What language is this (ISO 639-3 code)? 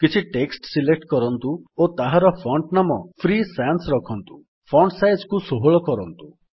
ori